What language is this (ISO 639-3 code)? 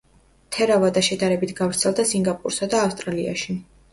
kat